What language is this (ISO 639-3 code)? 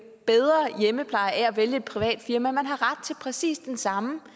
dan